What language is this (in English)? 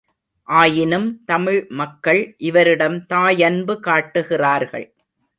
Tamil